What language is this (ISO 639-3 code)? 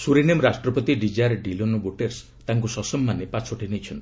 ori